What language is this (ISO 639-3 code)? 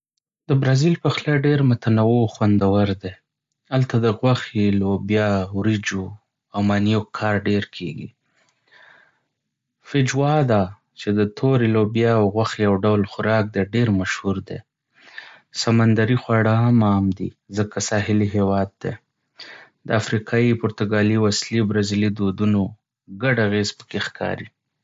pus